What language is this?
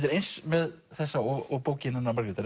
Icelandic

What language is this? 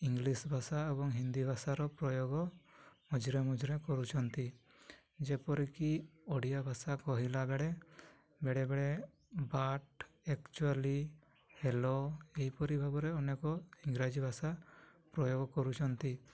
Odia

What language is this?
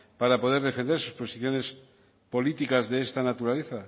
Spanish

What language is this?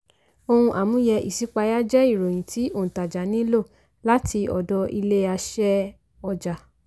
Yoruba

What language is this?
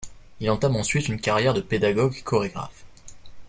French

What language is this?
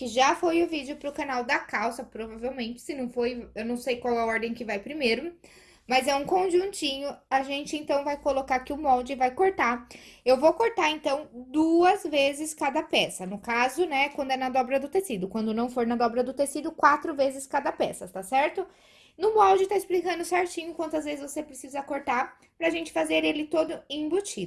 Portuguese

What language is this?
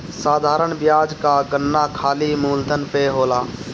Bhojpuri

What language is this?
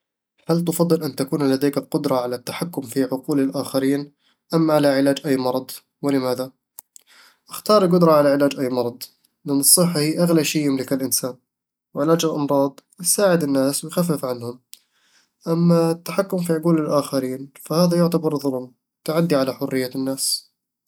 Eastern Egyptian Bedawi Arabic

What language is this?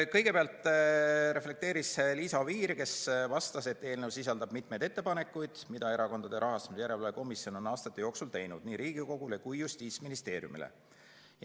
Estonian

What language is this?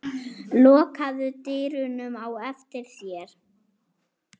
Icelandic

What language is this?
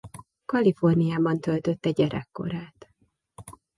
Hungarian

